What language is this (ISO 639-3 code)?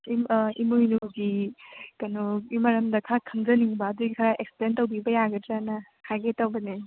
mni